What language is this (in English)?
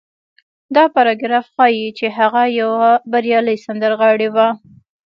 Pashto